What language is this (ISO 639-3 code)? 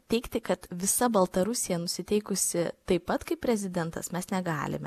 lit